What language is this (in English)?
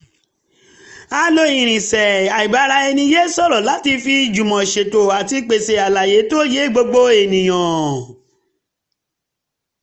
Yoruba